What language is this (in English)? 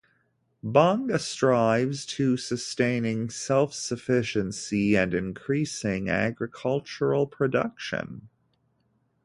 English